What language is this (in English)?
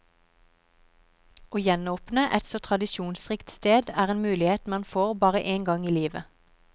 Norwegian